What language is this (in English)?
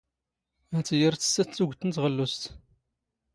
Standard Moroccan Tamazight